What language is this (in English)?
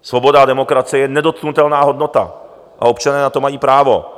Czech